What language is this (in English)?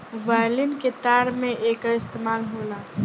Bhojpuri